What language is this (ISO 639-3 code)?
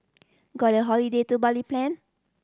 eng